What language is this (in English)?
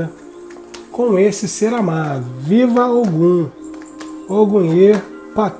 Portuguese